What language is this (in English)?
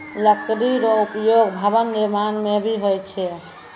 Maithili